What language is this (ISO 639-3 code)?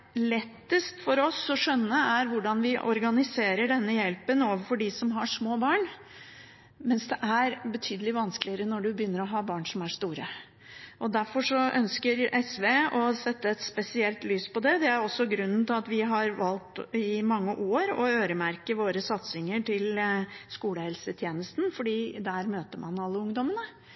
nob